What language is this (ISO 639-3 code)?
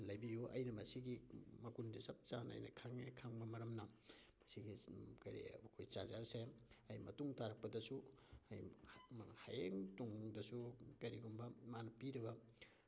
mni